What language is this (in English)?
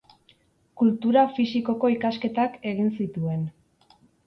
Basque